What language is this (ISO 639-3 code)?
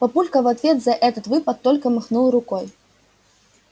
rus